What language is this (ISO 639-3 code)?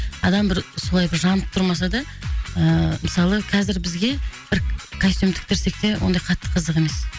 kaz